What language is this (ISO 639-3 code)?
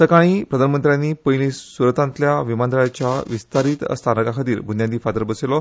kok